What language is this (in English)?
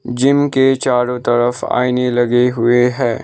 Hindi